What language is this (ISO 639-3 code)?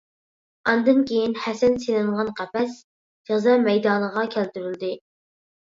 uig